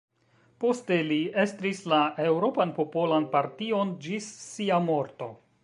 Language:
Esperanto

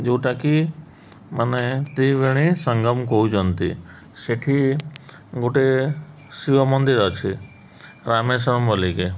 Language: Odia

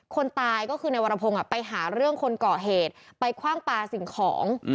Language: Thai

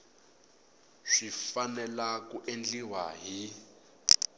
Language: Tsonga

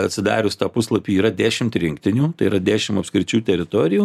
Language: Lithuanian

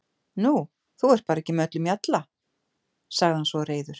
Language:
Icelandic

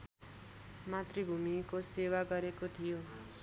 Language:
Nepali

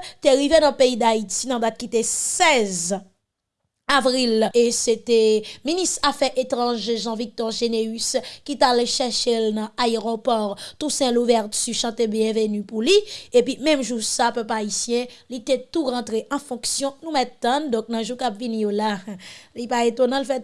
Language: French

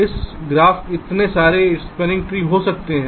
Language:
Hindi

